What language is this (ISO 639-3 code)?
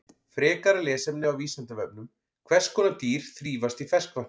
isl